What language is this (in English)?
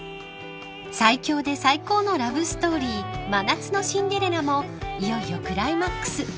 Japanese